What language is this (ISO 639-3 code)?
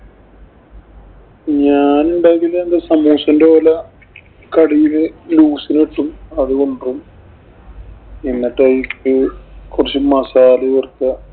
mal